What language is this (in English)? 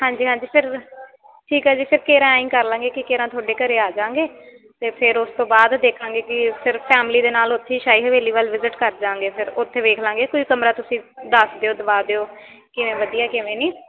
Punjabi